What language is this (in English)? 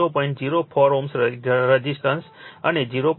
Gujarati